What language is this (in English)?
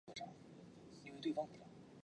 Chinese